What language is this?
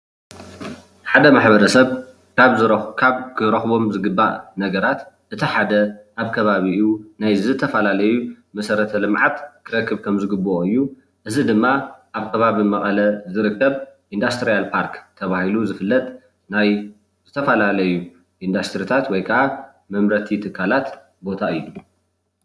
Tigrinya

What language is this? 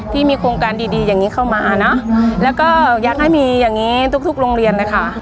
Thai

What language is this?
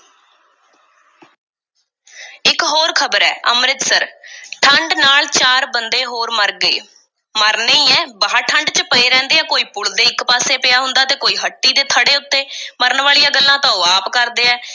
Punjabi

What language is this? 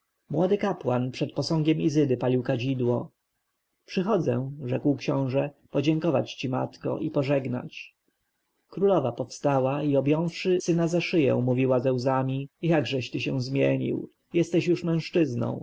Polish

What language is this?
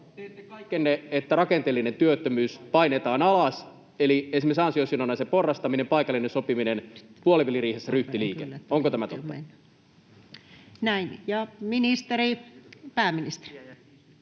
Finnish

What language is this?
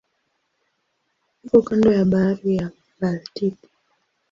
Swahili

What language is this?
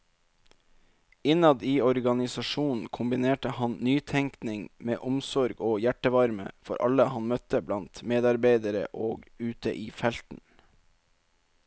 Norwegian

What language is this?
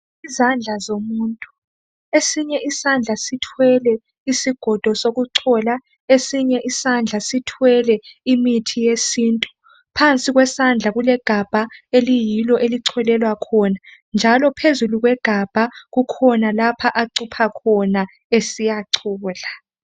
North Ndebele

